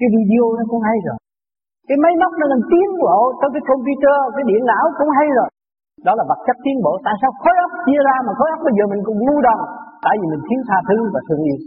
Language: Vietnamese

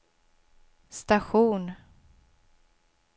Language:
Swedish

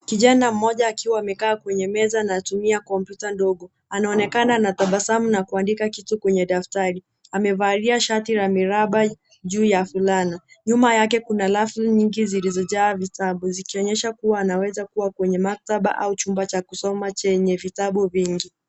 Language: Swahili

